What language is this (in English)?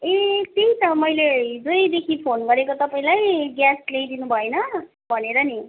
Nepali